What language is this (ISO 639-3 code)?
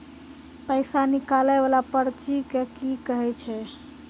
mai